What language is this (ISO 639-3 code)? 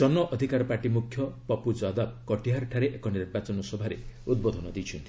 ori